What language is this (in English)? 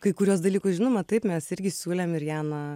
Lithuanian